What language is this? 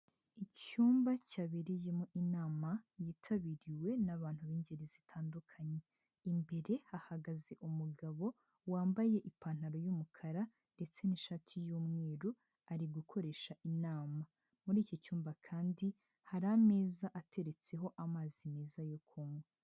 Kinyarwanda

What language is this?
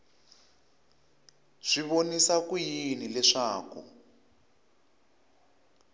Tsonga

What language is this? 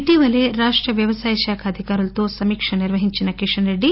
Telugu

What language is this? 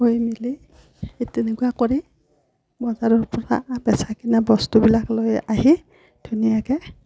Assamese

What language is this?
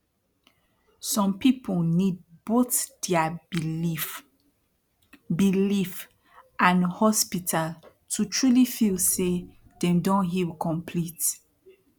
Nigerian Pidgin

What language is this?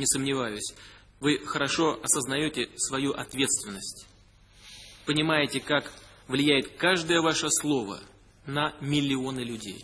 Russian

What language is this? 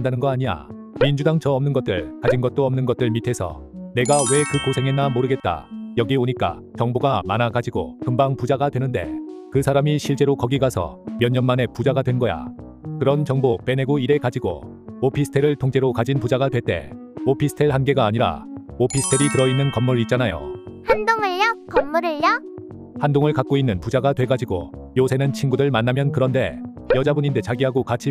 Korean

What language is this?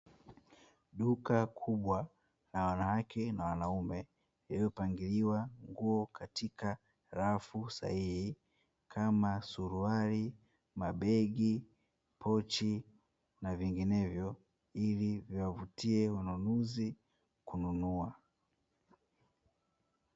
Swahili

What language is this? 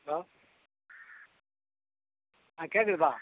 Tamil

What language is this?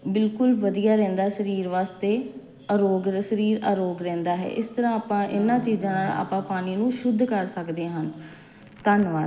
Punjabi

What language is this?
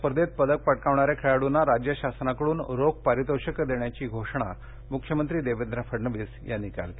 Marathi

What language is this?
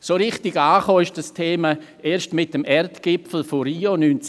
Swiss German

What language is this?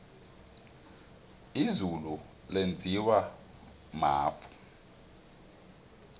South Ndebele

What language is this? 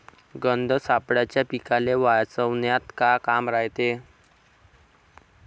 Marathi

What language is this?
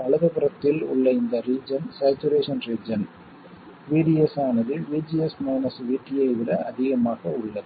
Tamil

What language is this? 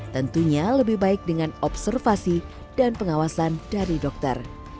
Indonesian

